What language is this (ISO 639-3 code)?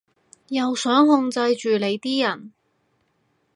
yue